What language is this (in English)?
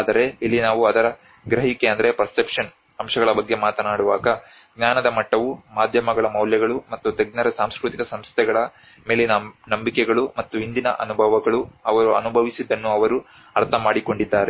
Kannada